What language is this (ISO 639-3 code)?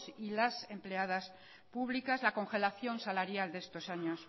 spa